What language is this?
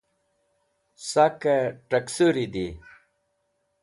Wakhi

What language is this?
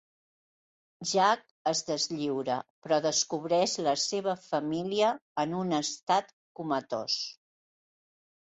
Catalan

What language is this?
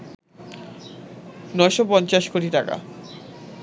Bangla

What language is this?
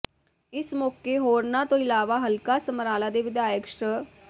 Punjabi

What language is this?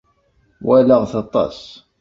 Kabyle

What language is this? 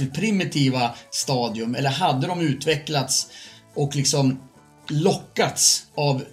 Swedish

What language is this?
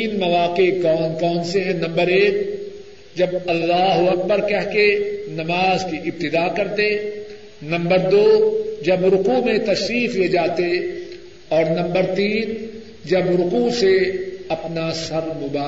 Urdu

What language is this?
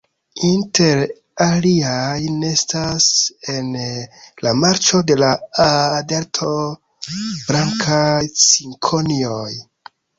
Esperanto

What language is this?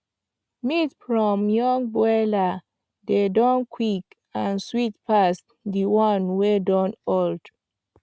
Nigerian Pidgin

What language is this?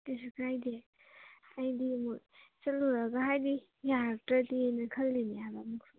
Manipuri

